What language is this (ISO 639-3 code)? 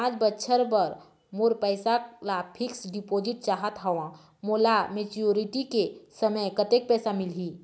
hne